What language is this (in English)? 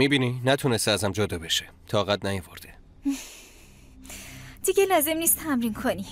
Persian